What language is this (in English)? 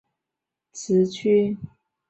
Chinese